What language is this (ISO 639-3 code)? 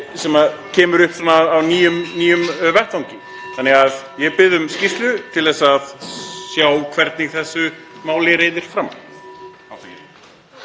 isl